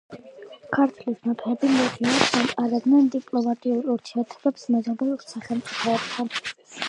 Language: Georgian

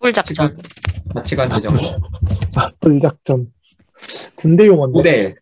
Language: Korean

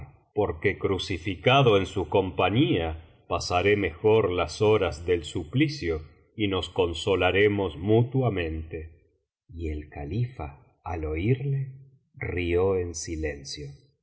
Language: Spanish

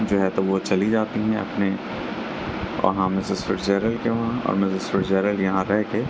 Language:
Urdu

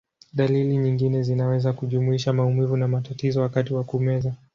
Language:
Swahili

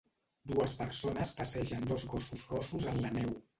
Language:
Catalan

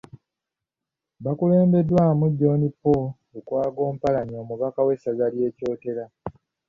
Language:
Ganda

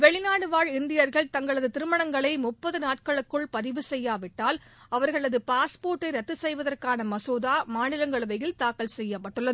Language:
Tamil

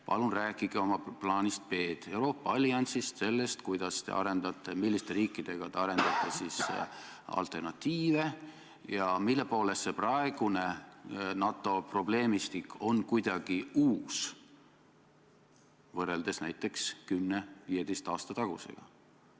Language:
Estonian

